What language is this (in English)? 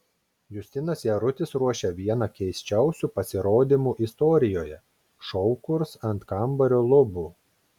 Lithuanian